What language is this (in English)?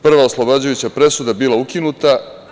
Serbian